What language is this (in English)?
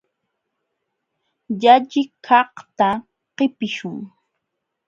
Jauja Wanca Quechua